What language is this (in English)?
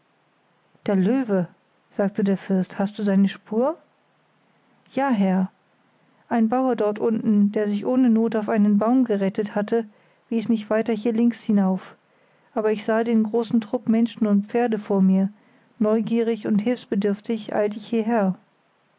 German